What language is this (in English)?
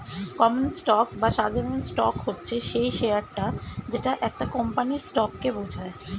Bangla